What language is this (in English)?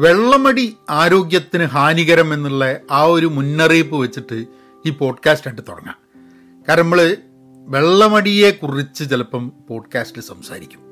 Malayalam